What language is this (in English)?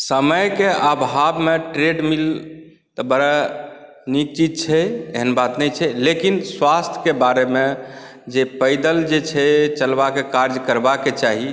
Maithili